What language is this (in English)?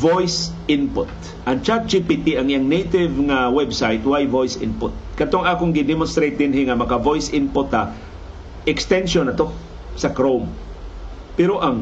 Filipino